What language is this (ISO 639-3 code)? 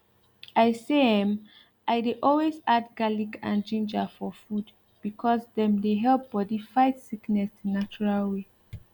pcm